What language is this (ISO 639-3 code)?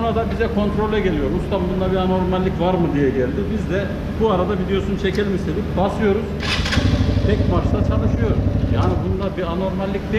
tur